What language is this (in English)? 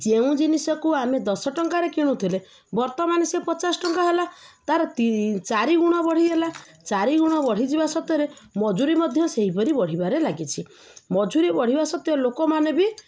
Odia